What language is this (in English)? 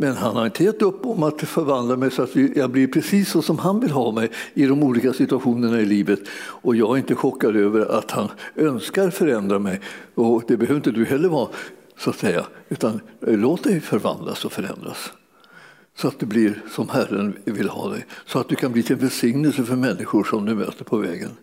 Swedish